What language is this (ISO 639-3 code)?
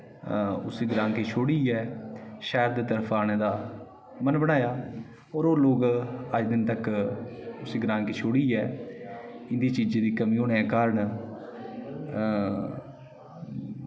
doi